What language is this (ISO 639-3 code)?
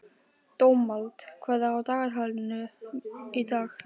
isl